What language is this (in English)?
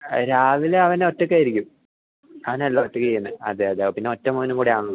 Malayalam